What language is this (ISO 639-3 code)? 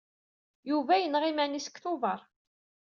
kab